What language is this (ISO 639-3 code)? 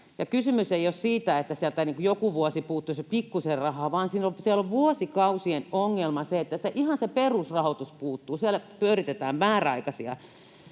fin